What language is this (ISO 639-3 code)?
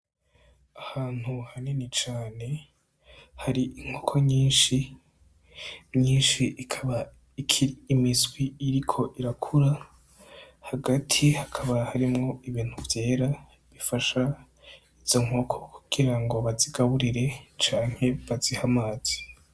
run